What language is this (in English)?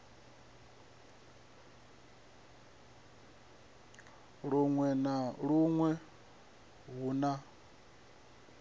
Venda